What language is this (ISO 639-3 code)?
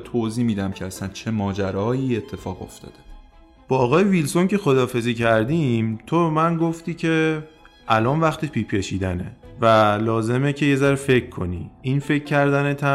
fas